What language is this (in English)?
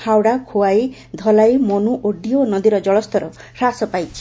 Odia